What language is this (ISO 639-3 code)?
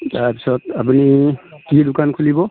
asm